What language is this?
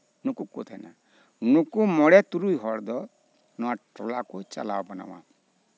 Santali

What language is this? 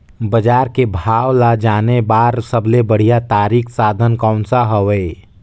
Chhattisgarhi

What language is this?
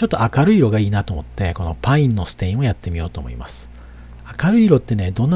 Japanese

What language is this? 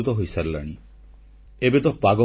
Odia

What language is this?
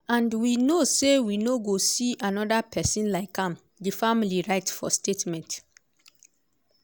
Nigerian Pidgin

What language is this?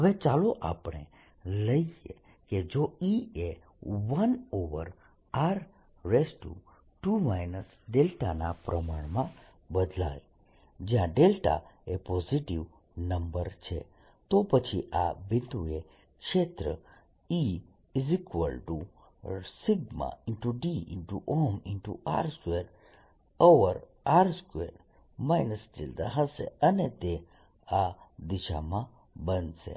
Gujarati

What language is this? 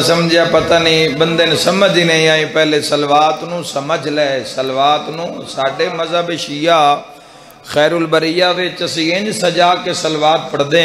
Arabic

